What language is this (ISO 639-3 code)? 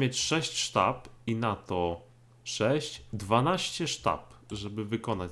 pol